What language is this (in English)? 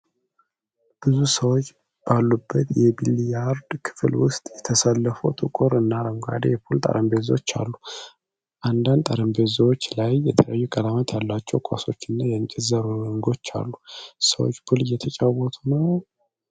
Amharic